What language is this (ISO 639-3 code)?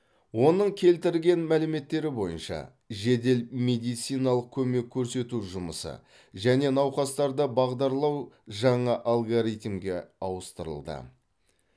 kaz